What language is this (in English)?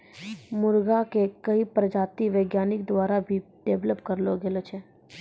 Maithili